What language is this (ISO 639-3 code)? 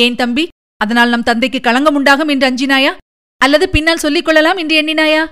tam